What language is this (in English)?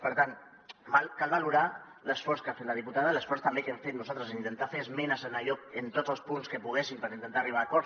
Catalan